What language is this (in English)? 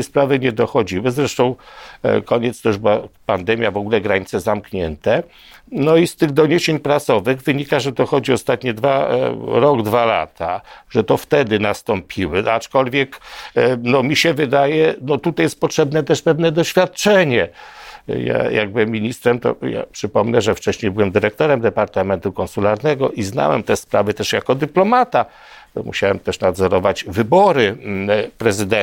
Polish